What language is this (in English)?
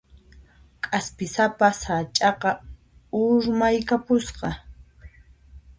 Puno Quechua